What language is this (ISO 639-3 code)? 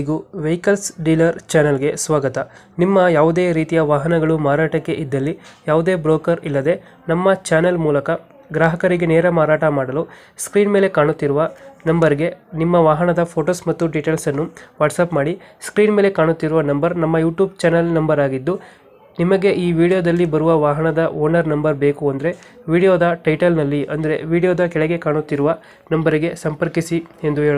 kan